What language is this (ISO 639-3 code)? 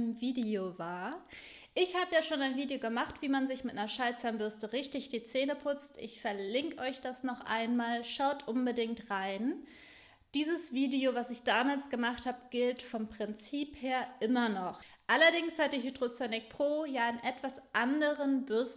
deu